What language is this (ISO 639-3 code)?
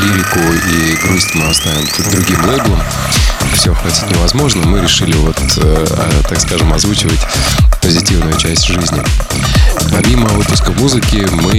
rus